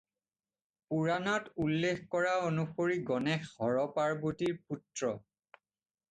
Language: Assamese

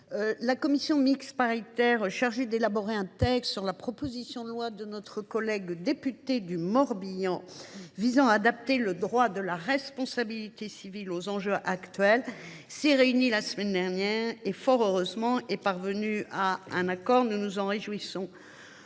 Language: French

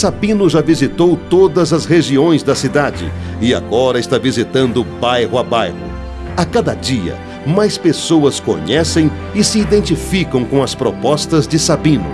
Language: Portuguese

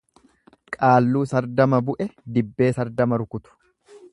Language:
Oromo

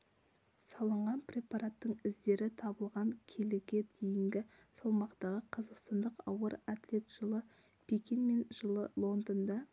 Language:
Kazakh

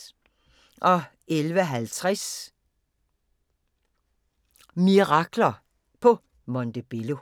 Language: Danish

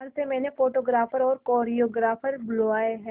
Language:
Hindi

